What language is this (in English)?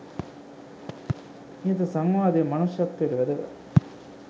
Sinhala